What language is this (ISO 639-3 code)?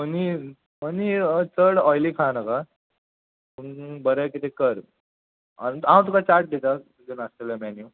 kok